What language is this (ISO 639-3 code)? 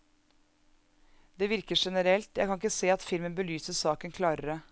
nor